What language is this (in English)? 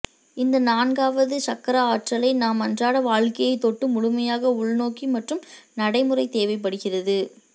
Tamil